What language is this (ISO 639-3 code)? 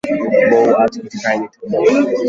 ben